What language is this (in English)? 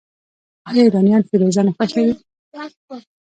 Pashto